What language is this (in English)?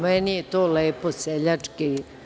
Serbian